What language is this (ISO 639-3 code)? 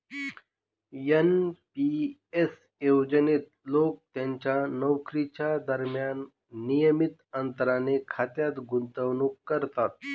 mar